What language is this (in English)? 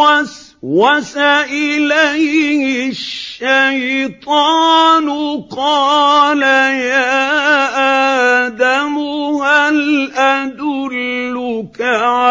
Arabic